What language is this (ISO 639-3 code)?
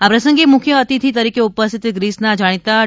guj